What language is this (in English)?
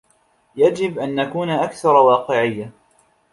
Arabic